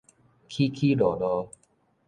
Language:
Min Nan Chinese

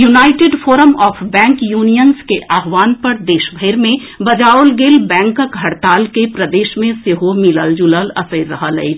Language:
Maithili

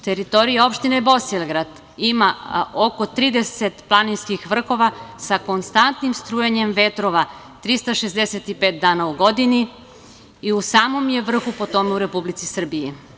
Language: Serbian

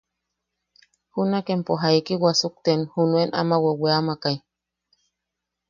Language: Yaqui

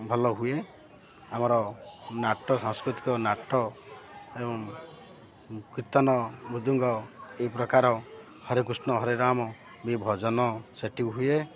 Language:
Odia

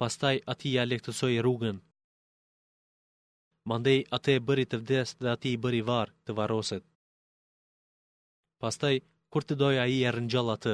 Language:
Greek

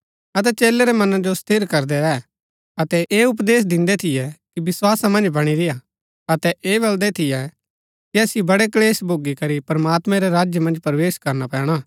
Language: Gaddi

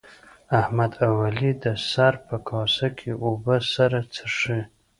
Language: Pashto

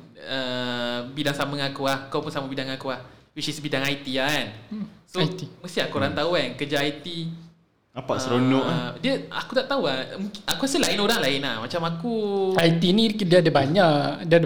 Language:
Malay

